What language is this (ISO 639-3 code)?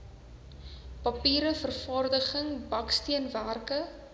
afr